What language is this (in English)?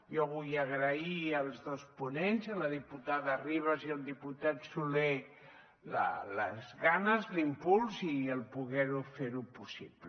Catalan